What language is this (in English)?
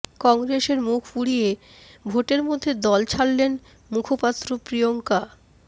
Bangla